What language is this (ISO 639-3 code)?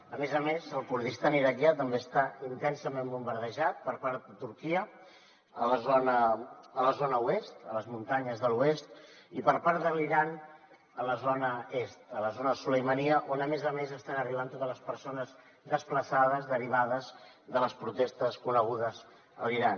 cat